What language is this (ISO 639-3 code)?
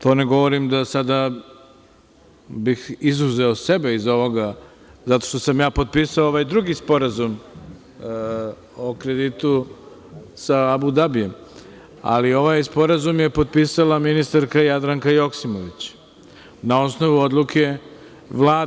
srp